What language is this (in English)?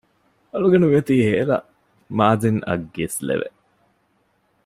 Divehi